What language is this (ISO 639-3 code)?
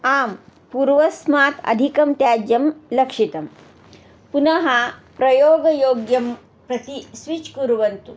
san